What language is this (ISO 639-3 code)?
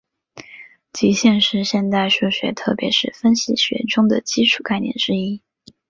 zho